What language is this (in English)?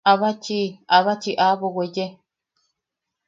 Yaqui